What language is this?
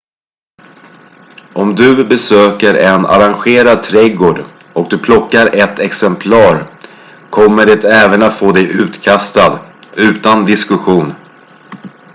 Swedish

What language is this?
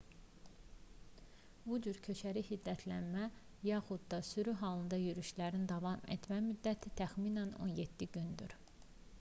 Azerbaijani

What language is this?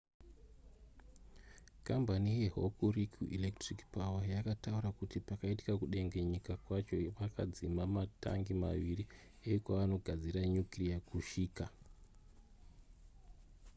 Shona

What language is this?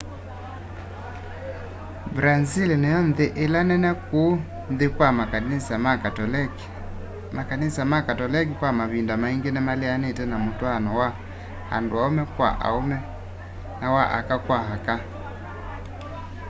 Kamba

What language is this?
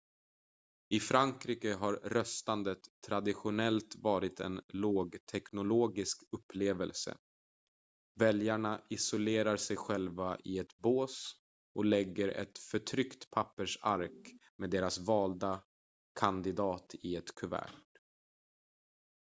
Swedish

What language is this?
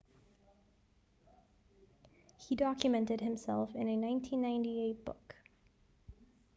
English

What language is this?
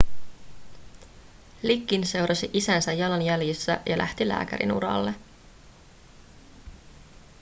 Finnish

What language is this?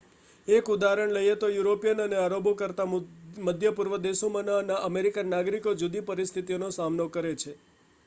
Gujarati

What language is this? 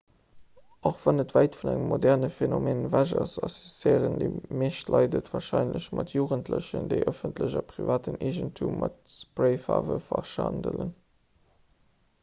Luxembourgish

